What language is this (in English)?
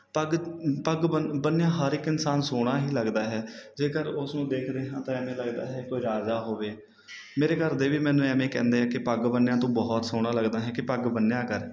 Punjabi